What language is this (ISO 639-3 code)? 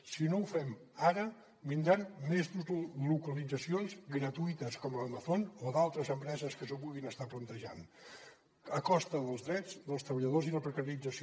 cat